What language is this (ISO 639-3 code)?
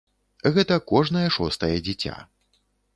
bel